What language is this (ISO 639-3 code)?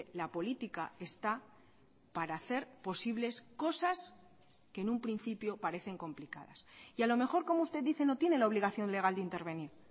spa